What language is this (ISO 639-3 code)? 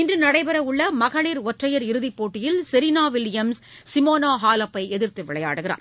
tam